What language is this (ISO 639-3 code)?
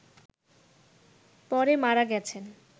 ben